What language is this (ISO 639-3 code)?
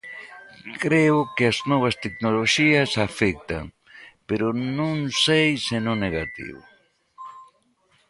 glg